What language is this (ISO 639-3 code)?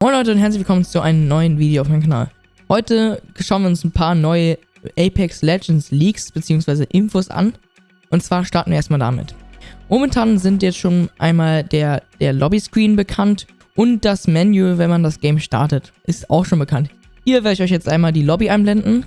deu